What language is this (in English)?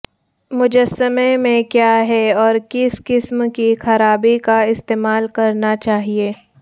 Urdu